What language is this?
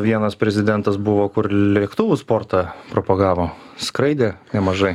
Lithuanian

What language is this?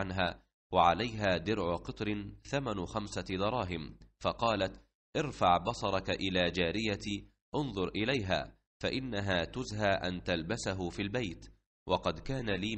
Arabic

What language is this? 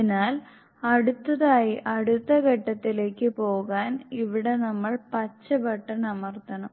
Malayalam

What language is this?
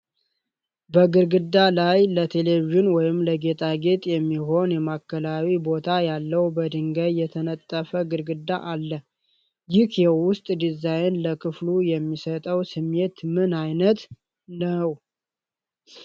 Amharic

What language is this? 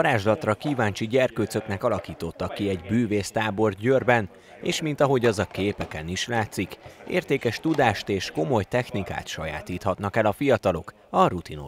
Hungarian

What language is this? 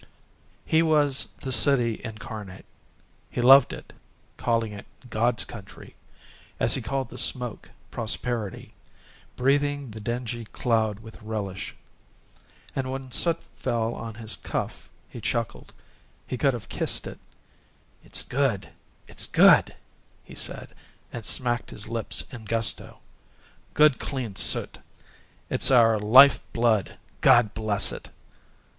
English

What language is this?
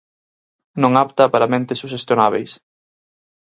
Galician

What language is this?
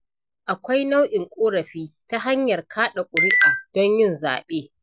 Hausa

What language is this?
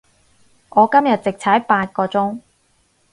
Cantonese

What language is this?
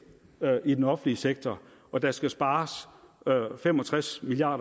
Danish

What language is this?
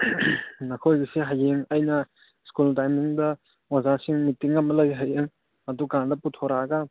Manipuri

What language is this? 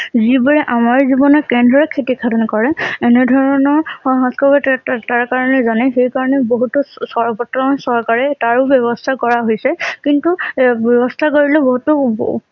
Assamese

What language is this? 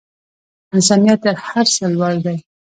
Pashto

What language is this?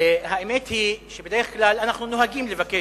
Hebrew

